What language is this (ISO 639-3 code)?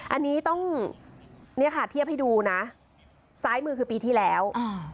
tha